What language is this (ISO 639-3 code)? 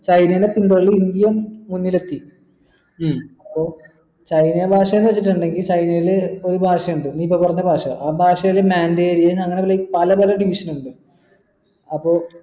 mal